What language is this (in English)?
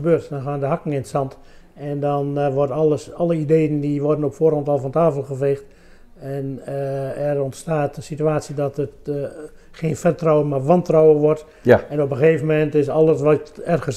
Dutch